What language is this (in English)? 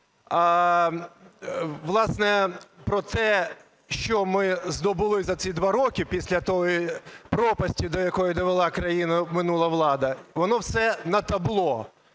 Ukrainian